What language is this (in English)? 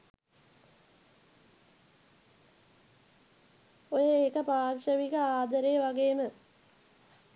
Sinhala